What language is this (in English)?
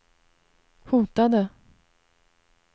Swedish